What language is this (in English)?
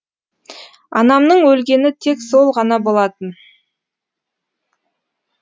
Kazakh